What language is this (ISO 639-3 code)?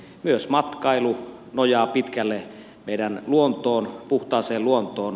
fin